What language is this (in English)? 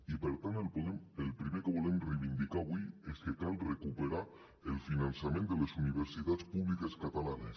Catalan